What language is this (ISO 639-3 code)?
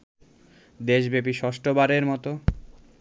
ben